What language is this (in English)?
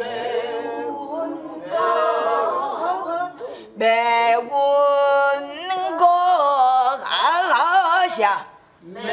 Korean